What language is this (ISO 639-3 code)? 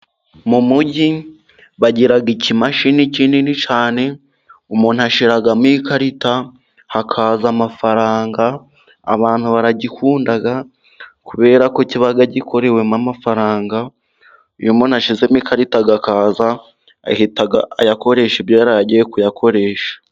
kin